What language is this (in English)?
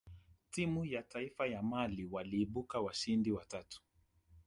Swahili